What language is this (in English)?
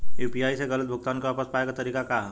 Bhojpuri